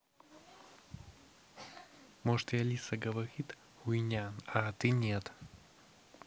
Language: Russian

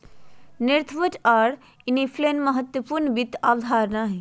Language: Magahi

